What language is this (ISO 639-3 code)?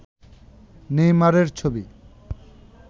ben